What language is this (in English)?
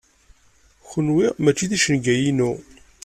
Kabyle